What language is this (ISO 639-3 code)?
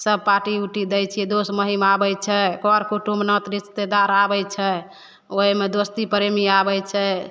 mai